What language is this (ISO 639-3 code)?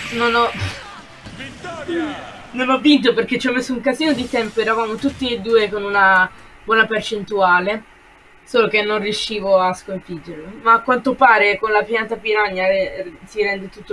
ita